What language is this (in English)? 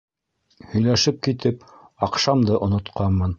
Bashkir